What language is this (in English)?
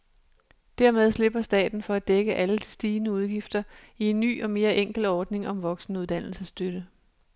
Danish